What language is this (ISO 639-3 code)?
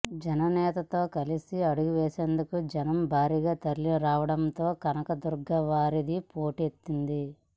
tel